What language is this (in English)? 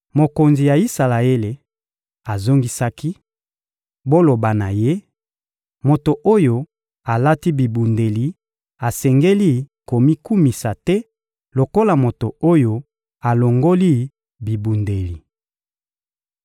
Lingala